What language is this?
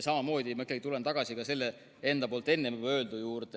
Estonian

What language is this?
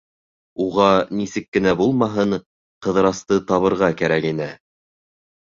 Bashkir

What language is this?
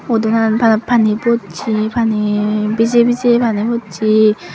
Chakma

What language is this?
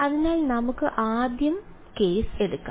Malayalam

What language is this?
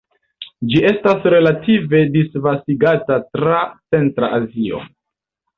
Esperanto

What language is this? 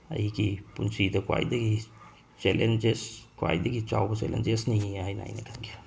Manipuri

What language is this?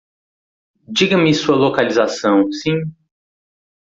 Portuguese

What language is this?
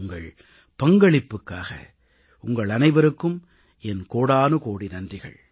Tamil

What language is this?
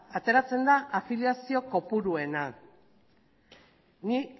Basque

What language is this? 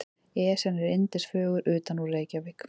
Icelandic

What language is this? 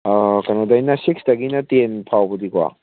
Manipuri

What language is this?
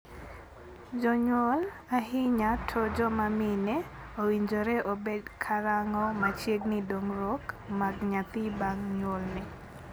Luo (Kenya and Tanzania)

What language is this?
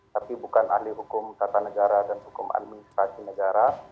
Indonesian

